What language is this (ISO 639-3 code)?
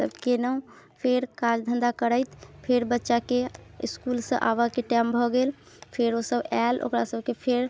mai